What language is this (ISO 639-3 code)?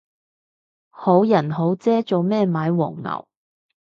yue